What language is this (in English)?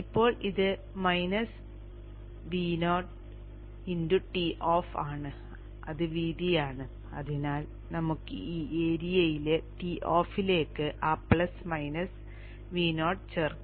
Malayalam